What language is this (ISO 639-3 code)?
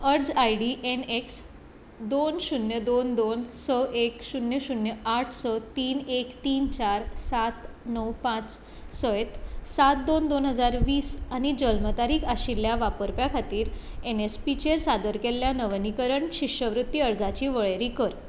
kok